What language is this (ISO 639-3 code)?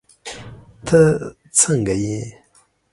pus